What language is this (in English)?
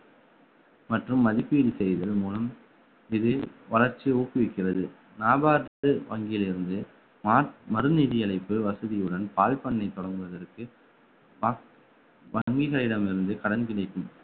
Tamil